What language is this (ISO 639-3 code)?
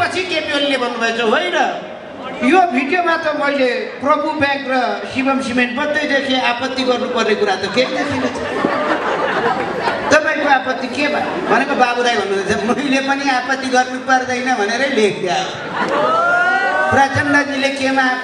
ind